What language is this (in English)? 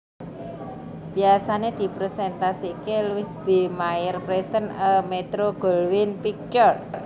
Javanese